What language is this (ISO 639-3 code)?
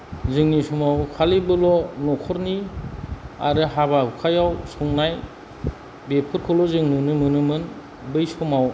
brx